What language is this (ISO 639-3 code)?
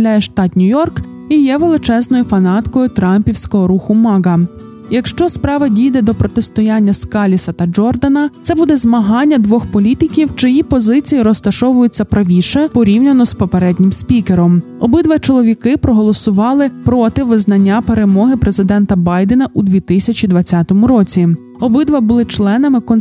ukr